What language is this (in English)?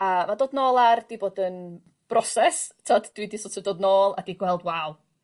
Welsh